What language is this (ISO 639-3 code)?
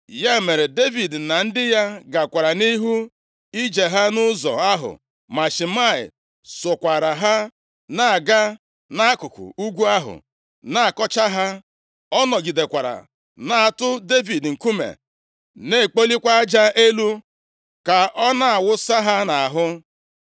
ibo